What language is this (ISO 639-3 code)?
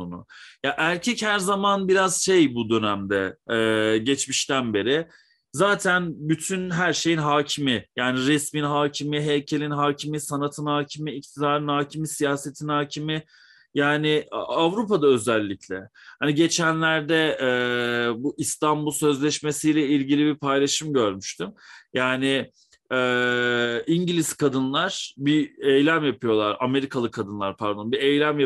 tur